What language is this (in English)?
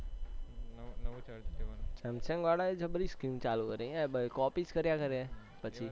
Gujarati